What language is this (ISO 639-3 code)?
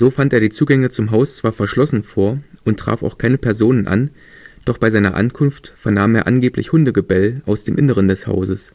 deu